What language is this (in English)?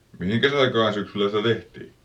Finnish